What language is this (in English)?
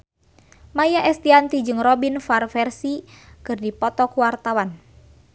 Sundanese